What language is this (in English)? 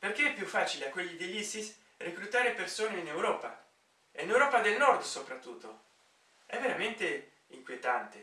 Italian